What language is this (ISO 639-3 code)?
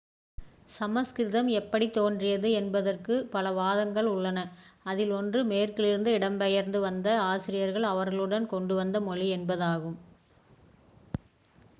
tam